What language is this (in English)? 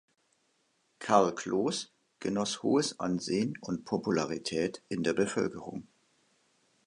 German